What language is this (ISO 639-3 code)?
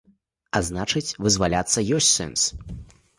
bel